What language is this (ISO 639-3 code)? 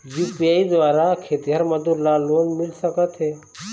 hne